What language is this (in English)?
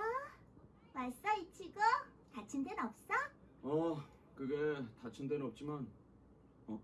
Korean